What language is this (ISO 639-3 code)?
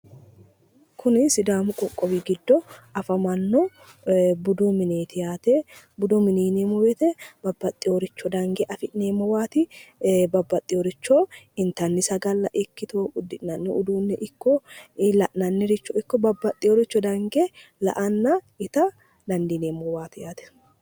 sid